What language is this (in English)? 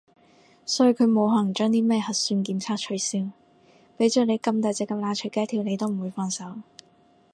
Cantonese